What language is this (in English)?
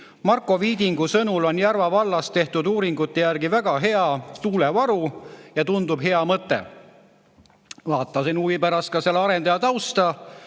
Estonian